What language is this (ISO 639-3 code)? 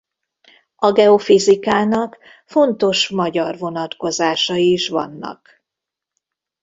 hun